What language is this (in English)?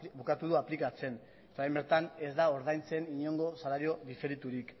Basque